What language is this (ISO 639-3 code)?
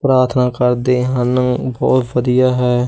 pan